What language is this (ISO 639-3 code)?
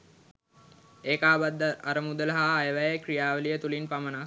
sin